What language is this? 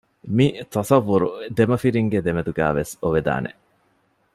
Divehi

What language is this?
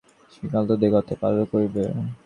Bangla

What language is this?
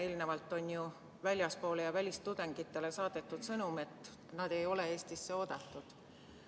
Estonian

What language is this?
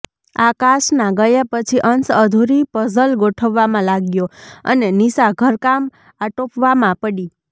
Gujarati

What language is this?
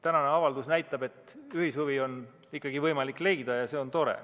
Estonian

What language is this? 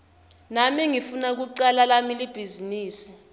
Swati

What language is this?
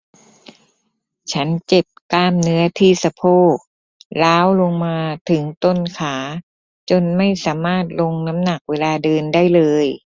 Thai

